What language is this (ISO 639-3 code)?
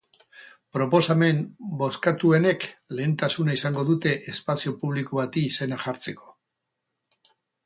eus